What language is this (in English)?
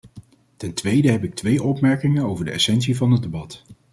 Dutch